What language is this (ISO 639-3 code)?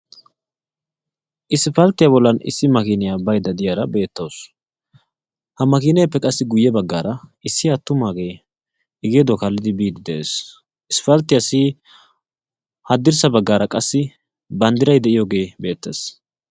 wal